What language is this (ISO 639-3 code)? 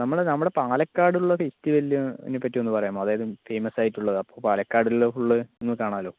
mal